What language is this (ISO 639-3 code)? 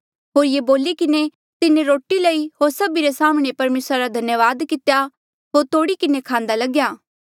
mjl